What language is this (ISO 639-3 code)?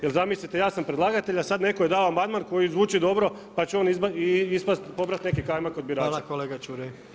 hrv